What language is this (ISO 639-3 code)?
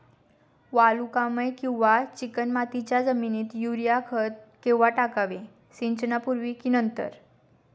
mar